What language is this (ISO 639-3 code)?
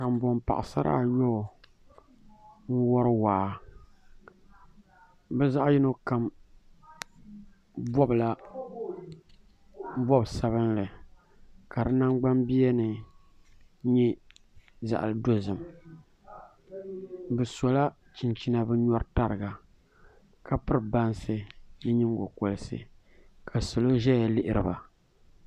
dag